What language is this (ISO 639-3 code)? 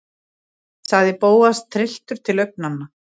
isl